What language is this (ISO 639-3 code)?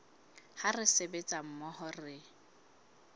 sot